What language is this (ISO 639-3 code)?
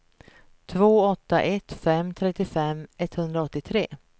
swe